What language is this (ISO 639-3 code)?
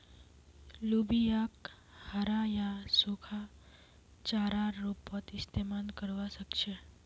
mag